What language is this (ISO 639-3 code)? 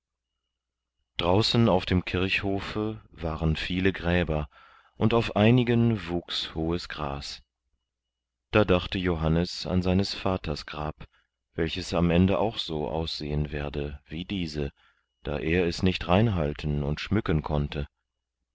deu